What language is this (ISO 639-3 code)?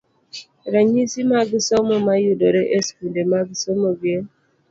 luo